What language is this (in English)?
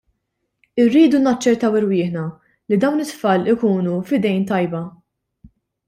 Maltese